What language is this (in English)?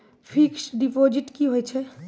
Maithili